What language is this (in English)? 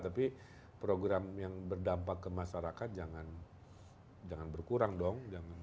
Indonesian